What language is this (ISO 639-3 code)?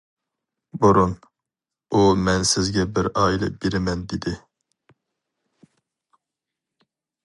uig